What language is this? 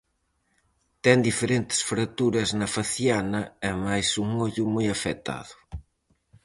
Galician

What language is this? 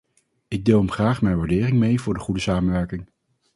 Dutch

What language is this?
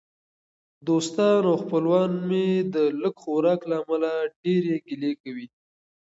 Pashto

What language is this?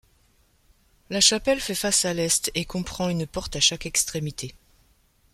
French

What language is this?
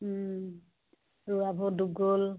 Assamese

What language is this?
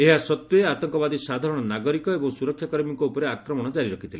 Odia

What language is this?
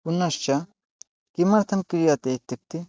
Sanskrit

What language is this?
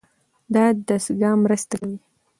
Pashto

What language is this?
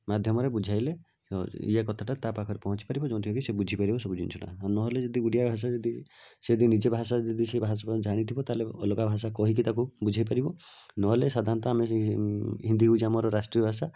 Odia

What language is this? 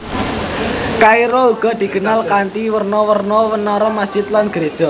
Javanese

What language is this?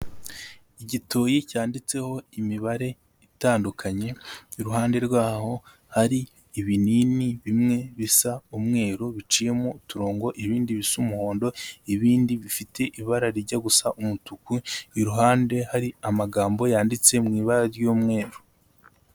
Kinyarwanda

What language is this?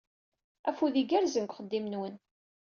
Kabyle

